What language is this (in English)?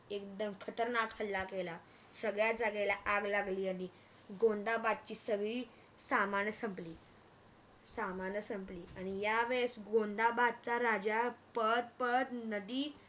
Marathi